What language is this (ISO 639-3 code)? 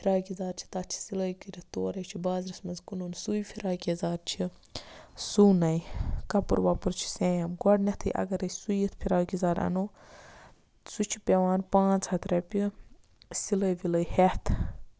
kas